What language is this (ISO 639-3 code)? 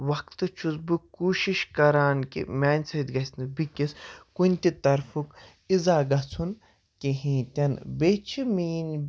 kas